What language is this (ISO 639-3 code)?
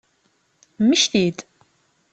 kab